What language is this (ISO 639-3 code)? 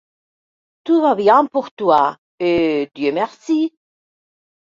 fra